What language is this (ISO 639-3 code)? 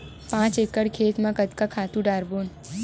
hne